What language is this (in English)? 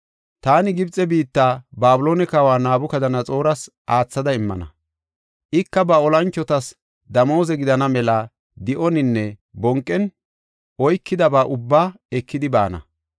Gofa